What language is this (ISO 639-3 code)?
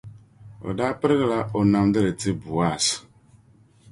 dag